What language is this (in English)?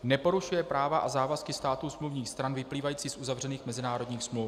Czech